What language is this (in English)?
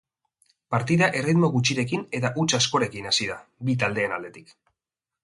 Basque